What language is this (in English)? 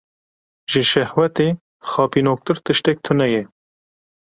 Kurdish